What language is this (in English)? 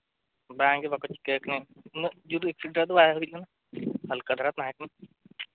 Santali